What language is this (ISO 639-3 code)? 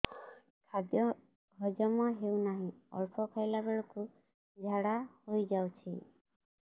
ori